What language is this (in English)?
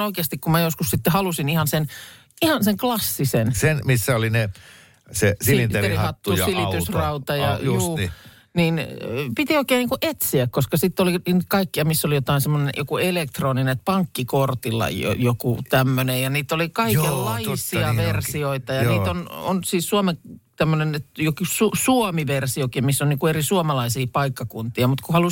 Finnish